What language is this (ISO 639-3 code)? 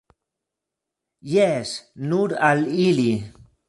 epo